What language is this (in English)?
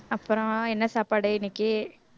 Tamil